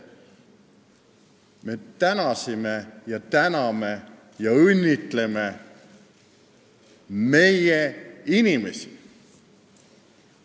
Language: Estonian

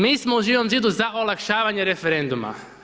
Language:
Croatian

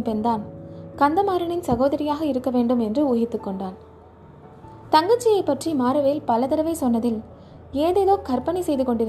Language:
Tamil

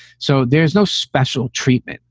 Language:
English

